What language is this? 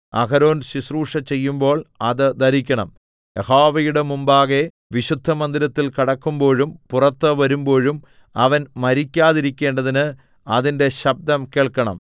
Malayalam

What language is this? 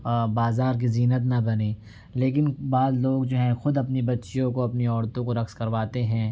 Urdu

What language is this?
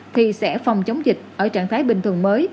Vietnamese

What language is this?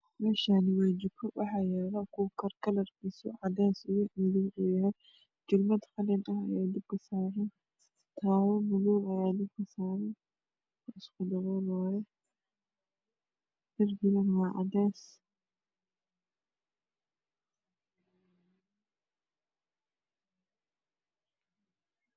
Somali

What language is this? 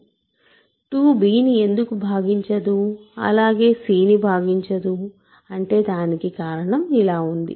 Telugu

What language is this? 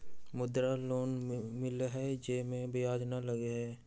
Magahi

